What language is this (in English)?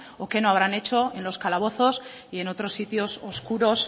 Spanish